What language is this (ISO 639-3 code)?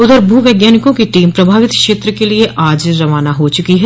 hin